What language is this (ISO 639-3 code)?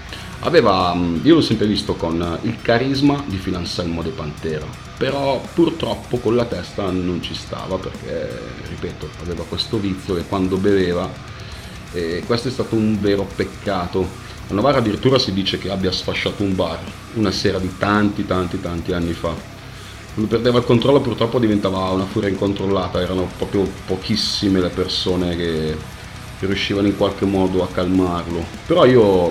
ita